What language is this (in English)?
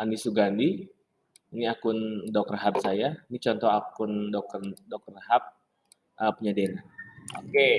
Indonesian